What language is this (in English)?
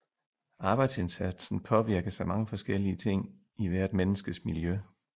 Danish